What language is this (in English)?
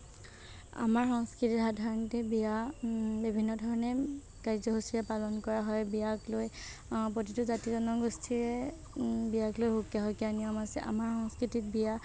Assamese